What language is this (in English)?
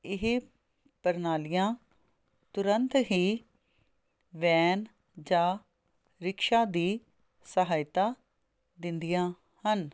Punjabi